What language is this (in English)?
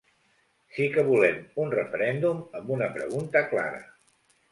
Catalan